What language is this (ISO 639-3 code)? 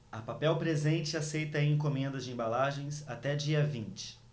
por